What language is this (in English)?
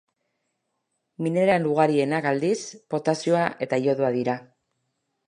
Basque